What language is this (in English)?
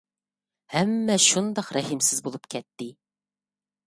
Uyghur